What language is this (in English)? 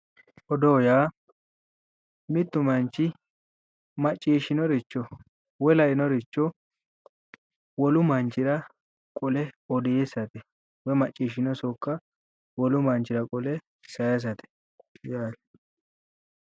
Sidamo